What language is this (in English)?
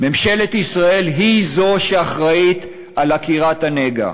Hebrew